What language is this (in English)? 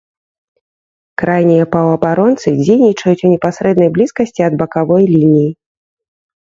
Belarusian